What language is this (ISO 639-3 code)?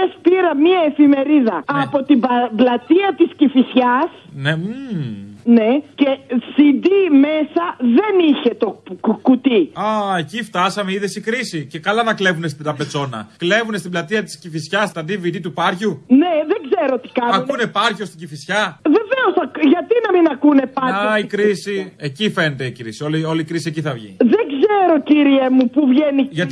ell